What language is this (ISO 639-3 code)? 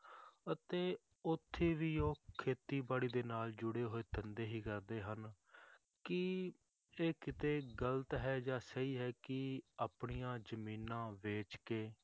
pan